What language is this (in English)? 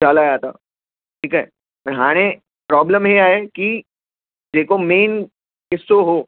Sindhi